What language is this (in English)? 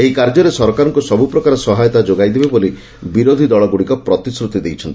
Odia